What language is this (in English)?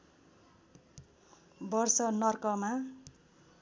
Nepali